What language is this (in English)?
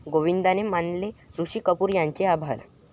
Marathi